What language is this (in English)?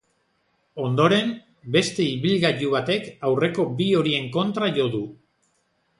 Basque